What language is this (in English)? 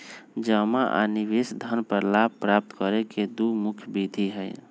Magahi